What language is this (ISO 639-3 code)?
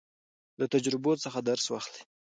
pus